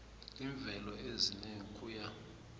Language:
South Ndebele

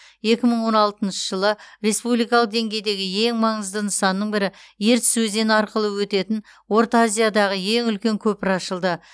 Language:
Kazakh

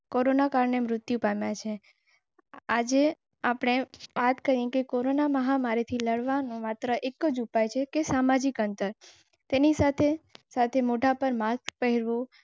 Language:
Gujarati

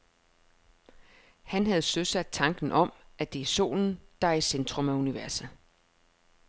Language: Danish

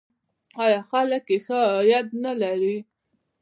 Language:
Pashto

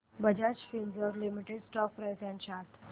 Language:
Marathi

